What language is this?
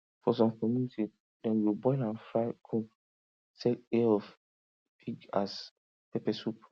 Nigerian Pidgin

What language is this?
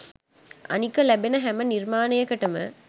Sinhala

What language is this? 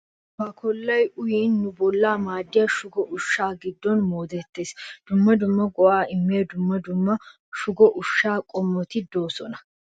Wolaytta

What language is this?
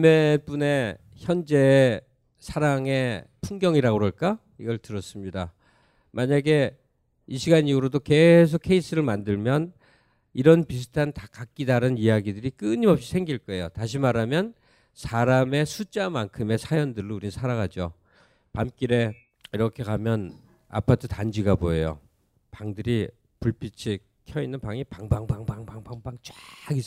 Korean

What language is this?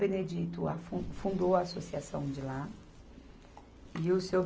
Portuguese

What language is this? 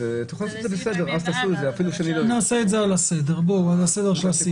Hebrew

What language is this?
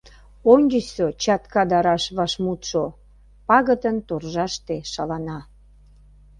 Mari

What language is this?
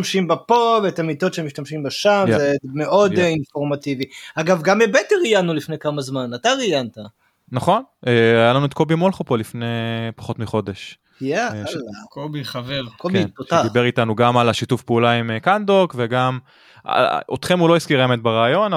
Hebrew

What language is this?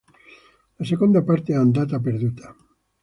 Italian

